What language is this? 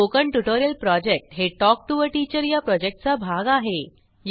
Marathi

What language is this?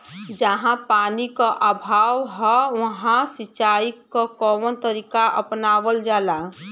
Bhojpuri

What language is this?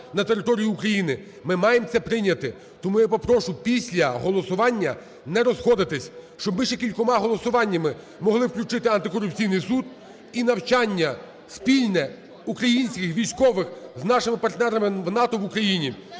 Ukrainian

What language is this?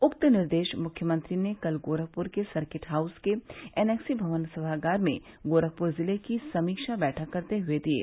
Hindi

